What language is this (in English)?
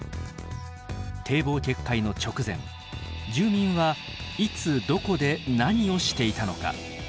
Japanese